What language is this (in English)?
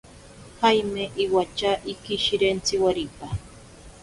Ashéninka Perené